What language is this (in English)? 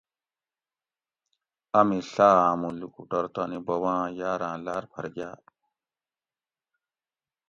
Gawri